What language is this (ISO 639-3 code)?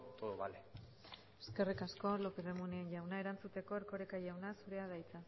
eus